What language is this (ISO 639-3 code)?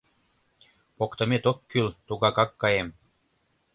chm